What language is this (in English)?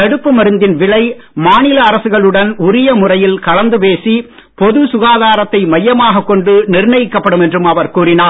Tamil